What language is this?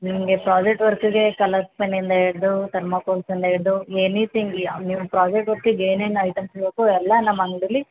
Kannada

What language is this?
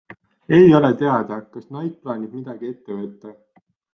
Estonian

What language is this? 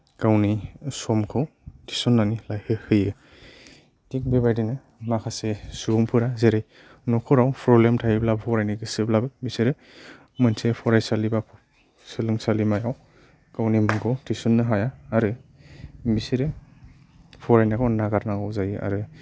Bodo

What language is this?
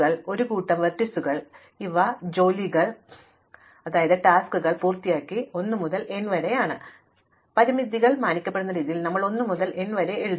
Malayalam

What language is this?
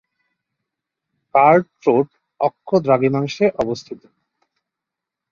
Bangla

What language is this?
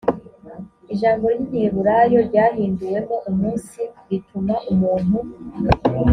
Kinyarwanda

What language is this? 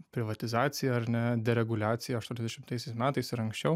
Lithuanian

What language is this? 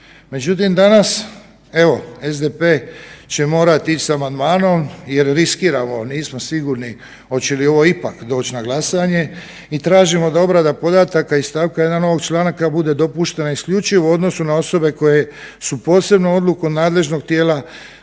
Croatian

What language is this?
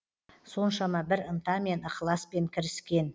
Kazakh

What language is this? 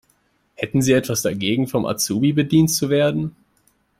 German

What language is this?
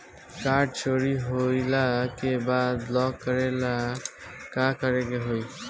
Bhojpuri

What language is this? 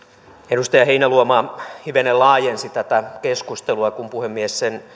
Finnish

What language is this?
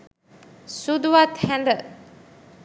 Sinhala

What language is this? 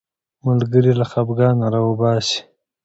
Pashto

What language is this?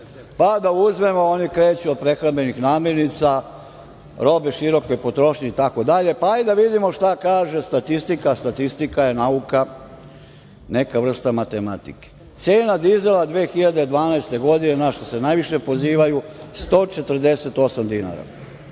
Serbian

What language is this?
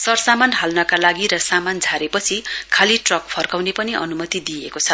Nepali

